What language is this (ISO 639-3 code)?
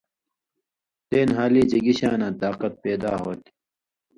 mvy